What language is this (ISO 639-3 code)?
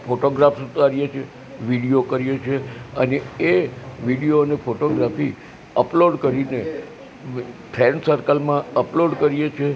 guj